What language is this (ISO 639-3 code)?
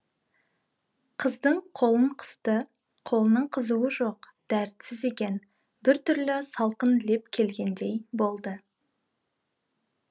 kaz